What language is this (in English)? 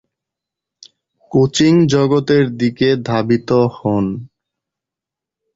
Bangla